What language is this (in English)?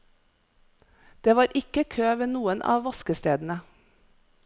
Norwegian